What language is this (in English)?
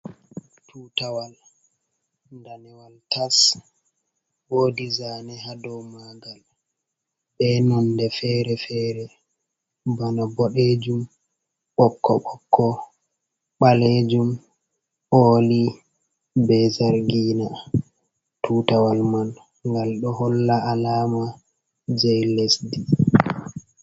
Fula